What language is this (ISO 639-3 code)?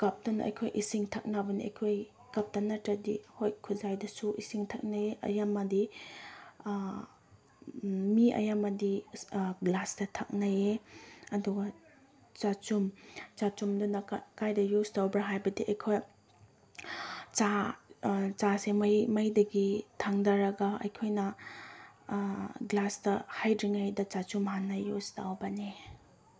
mni